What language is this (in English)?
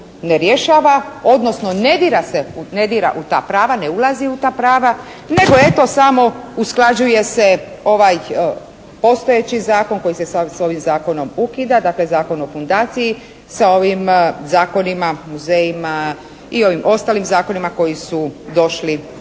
Croatian